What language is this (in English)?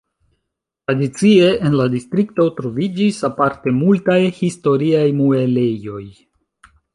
Esperanto